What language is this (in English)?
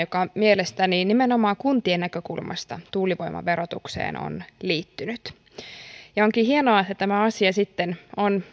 Finnish